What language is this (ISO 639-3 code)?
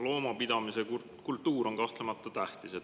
est